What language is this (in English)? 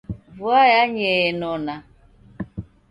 Taita